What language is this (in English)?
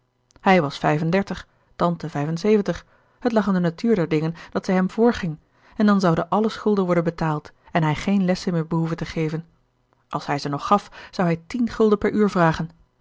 Dutch